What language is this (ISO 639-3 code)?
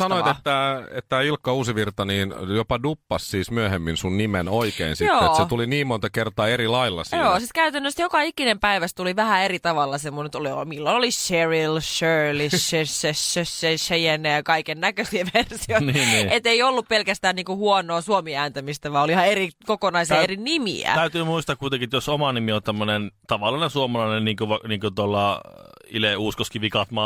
fin